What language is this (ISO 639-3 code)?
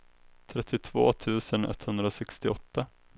swe